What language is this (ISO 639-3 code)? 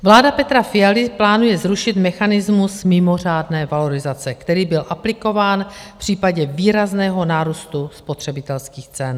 ces